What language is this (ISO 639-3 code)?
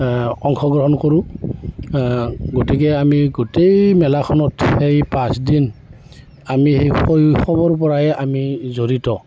asm